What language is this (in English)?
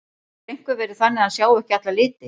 Icelandic